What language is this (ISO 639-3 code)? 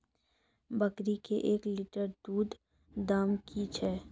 mai